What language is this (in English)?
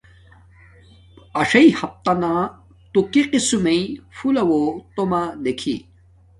Domaaki